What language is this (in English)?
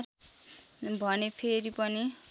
Nepali